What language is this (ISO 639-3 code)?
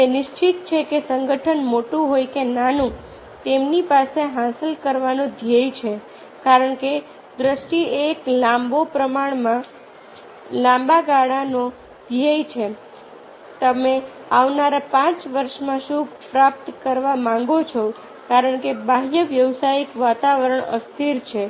guj